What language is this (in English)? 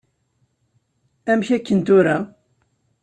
Kabyle